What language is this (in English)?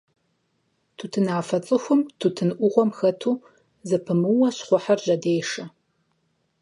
Kabardian